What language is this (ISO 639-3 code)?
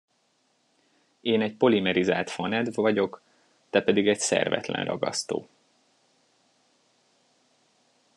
hun